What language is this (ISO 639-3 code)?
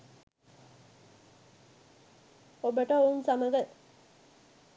sin